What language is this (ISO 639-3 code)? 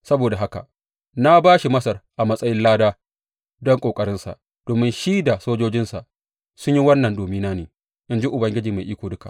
hau